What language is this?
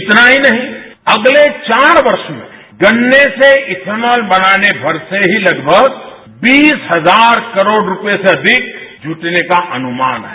Hindi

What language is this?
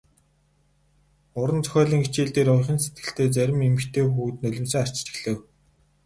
Mongolian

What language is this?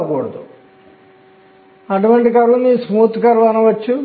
Telugu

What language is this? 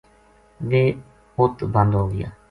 Gujari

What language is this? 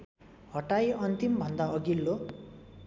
Nepali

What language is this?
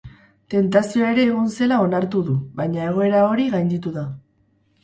Basque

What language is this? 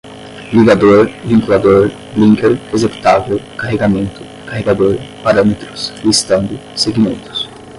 Portuguese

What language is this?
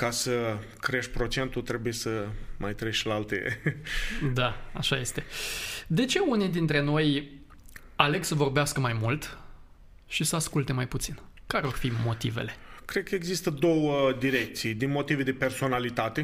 Romanian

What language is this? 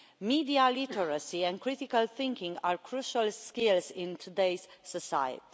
English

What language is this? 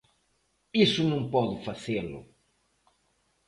Galician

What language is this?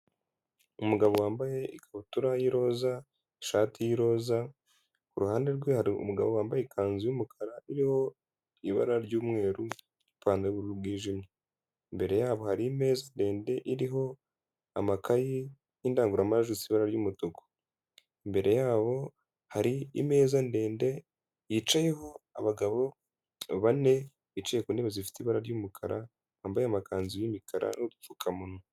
Kinyarwanda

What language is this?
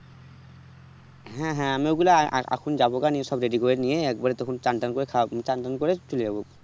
Bangla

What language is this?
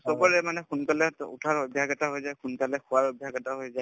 Assamese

